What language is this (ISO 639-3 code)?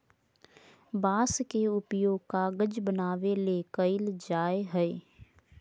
mag